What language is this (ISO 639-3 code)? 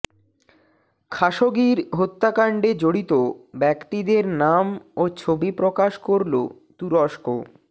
ben